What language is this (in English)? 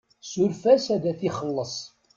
Kabyle